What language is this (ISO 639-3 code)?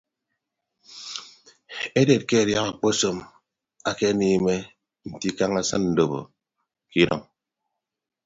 ibb